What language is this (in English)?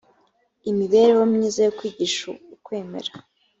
Kinyarwanda